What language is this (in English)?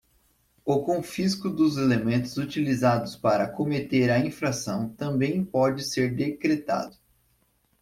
Portuguese